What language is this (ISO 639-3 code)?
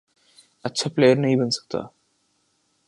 urd